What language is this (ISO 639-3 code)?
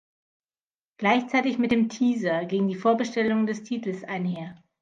deu